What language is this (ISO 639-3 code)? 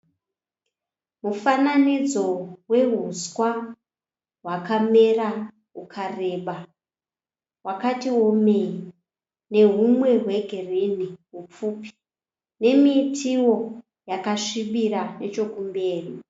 sna